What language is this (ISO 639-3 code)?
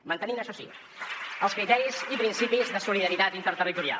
cat